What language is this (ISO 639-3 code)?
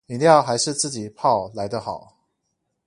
zho